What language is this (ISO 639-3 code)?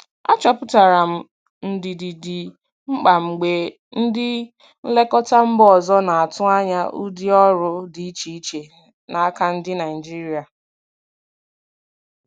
ibo